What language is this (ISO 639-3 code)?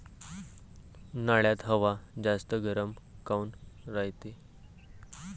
mar